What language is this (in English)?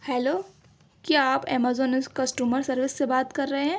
Urdu